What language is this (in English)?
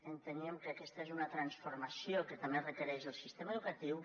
Catalan